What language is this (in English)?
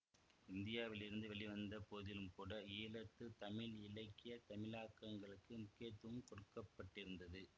Tamil